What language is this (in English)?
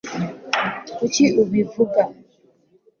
Kinyarwanda